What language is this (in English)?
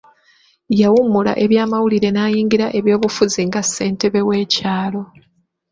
Ganda